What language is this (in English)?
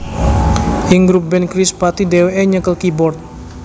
Javanese